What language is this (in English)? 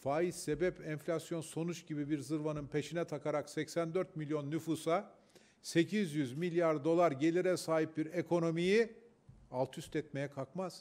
Turkish